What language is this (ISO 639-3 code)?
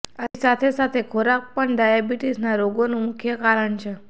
guj